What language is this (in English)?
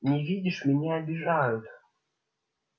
Russian